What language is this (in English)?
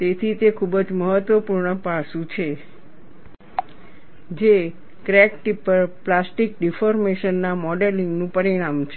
Gujarati